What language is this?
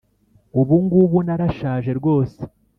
Kinyarwanda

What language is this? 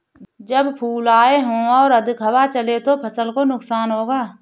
Hindi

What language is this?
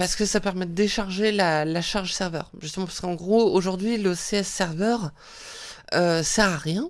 French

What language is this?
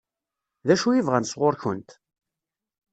Kabyle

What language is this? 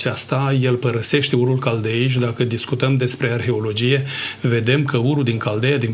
Romanian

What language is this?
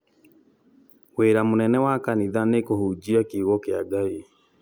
Kikuyu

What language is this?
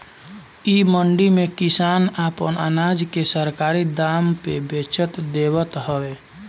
Bhojpuri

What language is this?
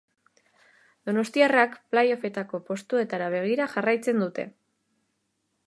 Basque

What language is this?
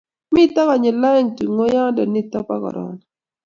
Kalenjin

